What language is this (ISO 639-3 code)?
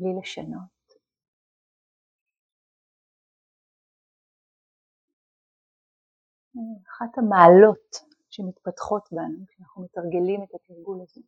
heb